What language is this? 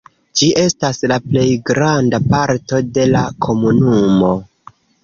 Esperanto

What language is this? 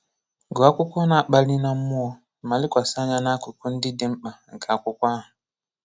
Igbo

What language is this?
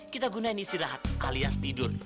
Indonesian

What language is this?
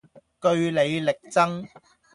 Cantonese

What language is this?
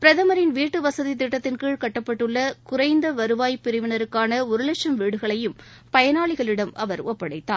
Tamil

